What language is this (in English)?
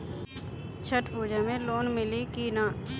Bhojpuri